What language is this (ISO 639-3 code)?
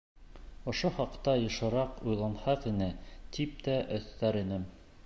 bak